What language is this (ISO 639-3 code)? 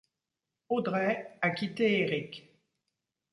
fra